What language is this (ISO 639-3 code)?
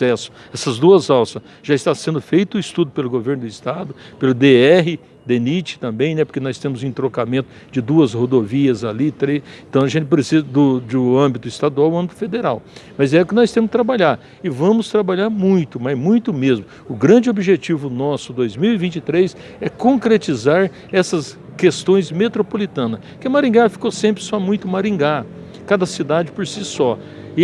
por